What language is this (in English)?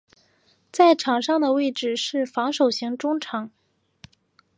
Chinese